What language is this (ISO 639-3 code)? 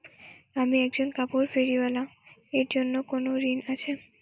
ben